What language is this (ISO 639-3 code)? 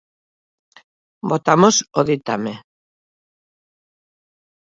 glg